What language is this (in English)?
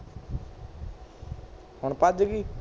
Punjabi